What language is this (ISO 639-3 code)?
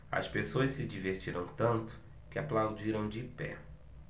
por